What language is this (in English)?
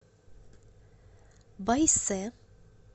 Russian